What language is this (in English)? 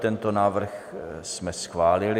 Czech